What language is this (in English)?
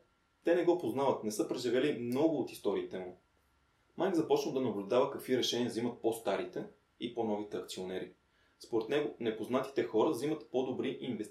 Bulgarian